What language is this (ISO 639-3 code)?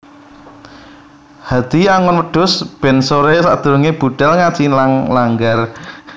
jav